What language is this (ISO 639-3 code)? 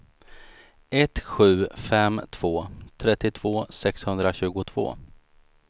swe